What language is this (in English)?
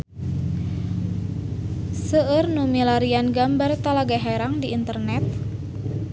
Sundanese